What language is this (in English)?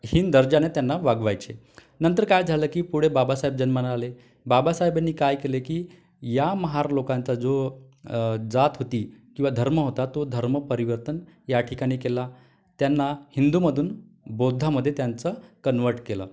Marathi